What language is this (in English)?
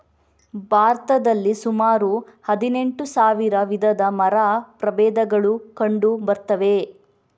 Kannada